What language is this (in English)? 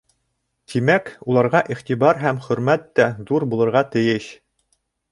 Bashkir